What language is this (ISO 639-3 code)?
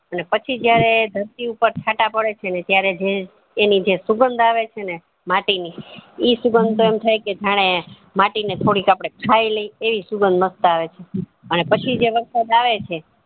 guj